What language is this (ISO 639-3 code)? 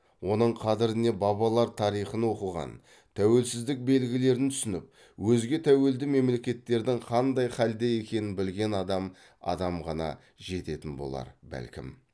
kaz